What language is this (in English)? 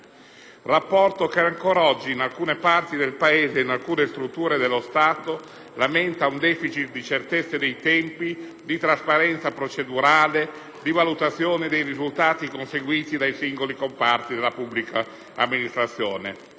Italian